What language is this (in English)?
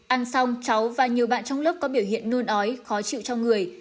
Vietnamese